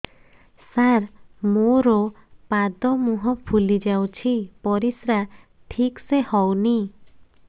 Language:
Odia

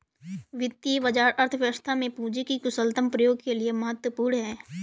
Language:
Hindi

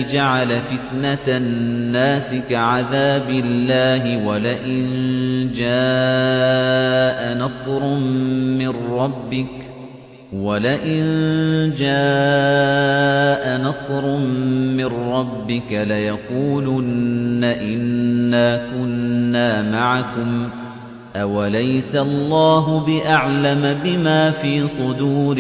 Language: Arabic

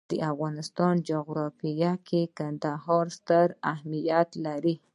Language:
Pashto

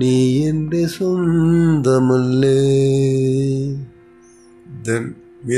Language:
Malayalam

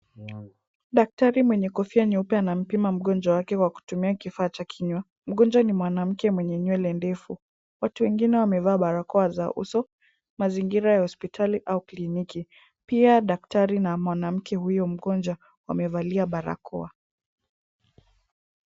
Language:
Swahili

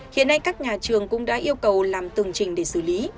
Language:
Vietnamese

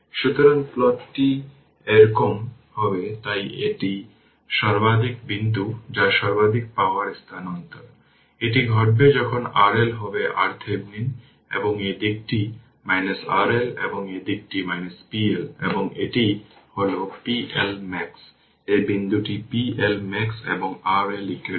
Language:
Bangla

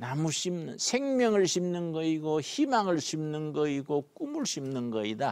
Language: Korean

